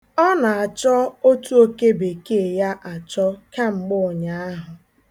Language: Igbo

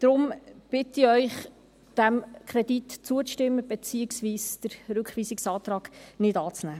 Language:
Swiss German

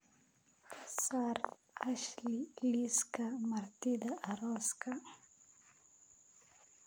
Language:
Somali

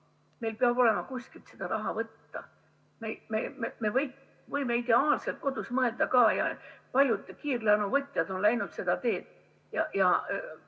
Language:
Estonian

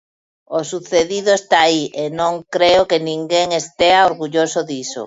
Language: Galician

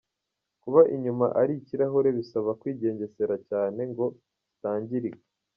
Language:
Kinyarwanda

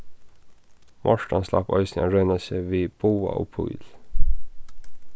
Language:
Faroese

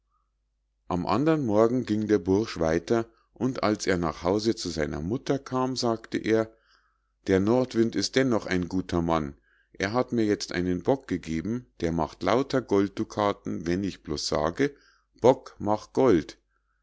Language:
German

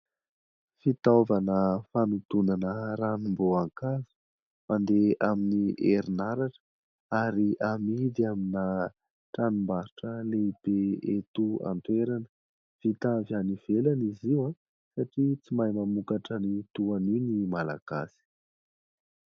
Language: Malagasy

